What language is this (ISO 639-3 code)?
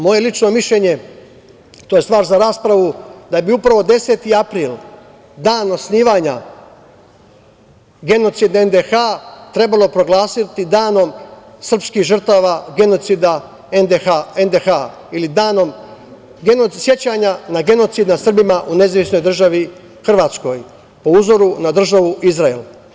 srp